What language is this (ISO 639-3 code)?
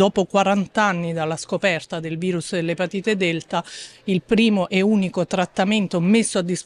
ita